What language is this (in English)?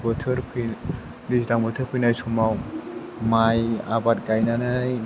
Bodo